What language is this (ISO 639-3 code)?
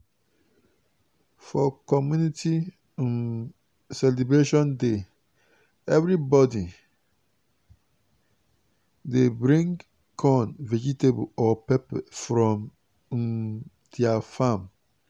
pcm